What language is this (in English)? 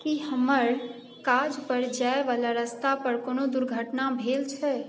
Maithili